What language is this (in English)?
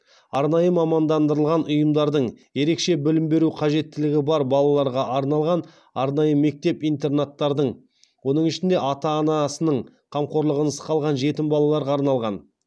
Kazakh